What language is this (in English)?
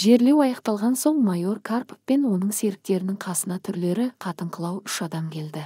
Turkish